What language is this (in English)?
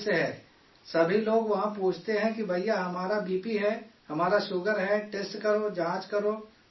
Urdu